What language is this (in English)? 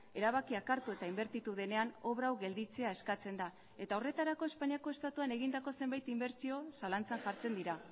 Basque